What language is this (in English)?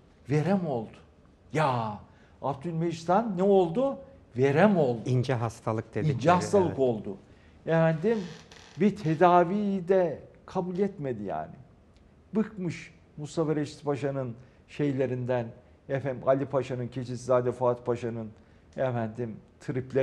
Turkish